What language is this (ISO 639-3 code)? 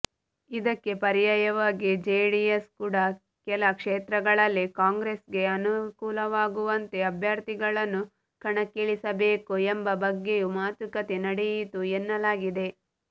kan